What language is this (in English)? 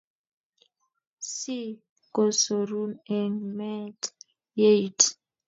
Kalenjin